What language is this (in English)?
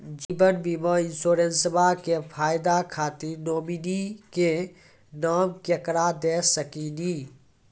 Maithili